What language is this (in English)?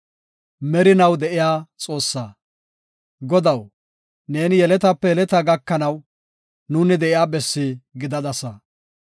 Gofa